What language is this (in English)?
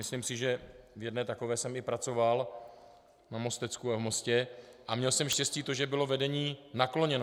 Czech